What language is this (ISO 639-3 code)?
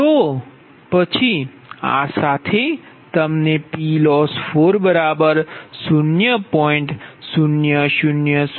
guj